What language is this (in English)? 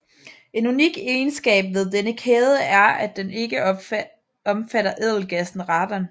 Danish